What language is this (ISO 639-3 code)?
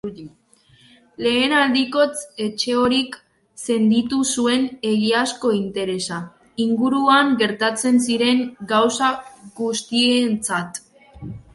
eus